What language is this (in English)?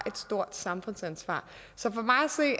Danish